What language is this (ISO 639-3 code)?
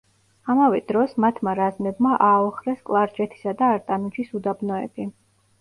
kat